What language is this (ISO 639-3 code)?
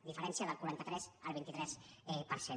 cat